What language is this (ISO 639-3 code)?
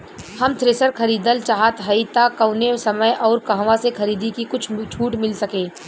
bho